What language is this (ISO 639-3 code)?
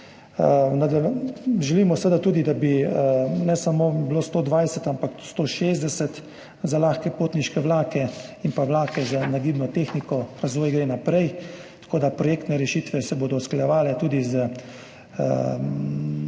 slv